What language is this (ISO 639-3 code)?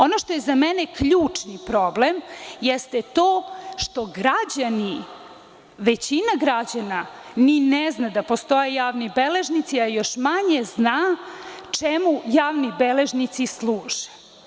srp